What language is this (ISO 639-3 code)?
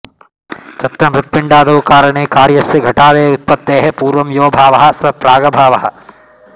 san